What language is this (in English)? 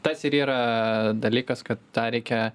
Lithuanian